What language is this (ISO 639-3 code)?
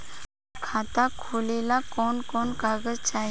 bho